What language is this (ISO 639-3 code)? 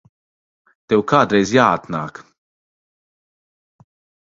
lav